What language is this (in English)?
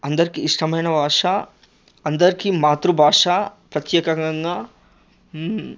Telugu